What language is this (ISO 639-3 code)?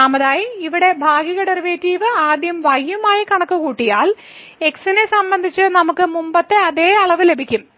mal